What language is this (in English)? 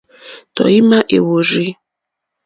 Mokpwe